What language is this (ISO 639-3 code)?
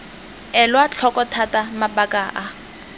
tsn